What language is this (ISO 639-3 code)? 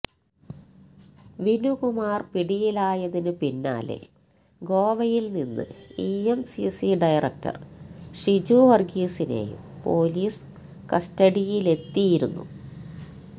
mal